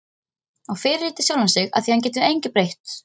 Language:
Icelandic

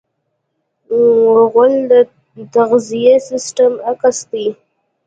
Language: Pashto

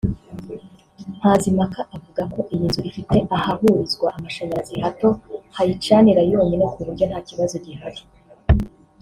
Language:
Kinyarwanda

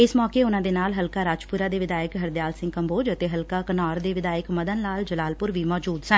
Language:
Punjabi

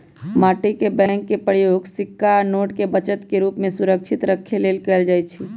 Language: Magahi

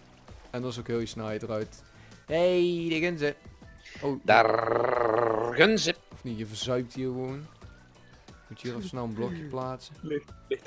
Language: Dutch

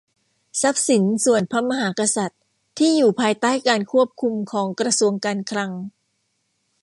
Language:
Thai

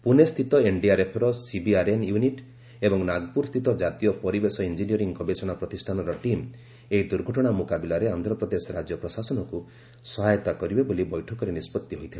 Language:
Odia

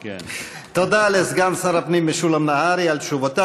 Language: Hebrew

